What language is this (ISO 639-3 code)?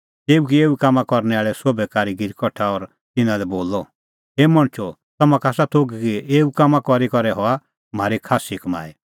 kfx